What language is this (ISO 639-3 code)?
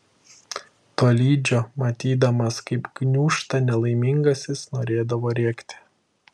lit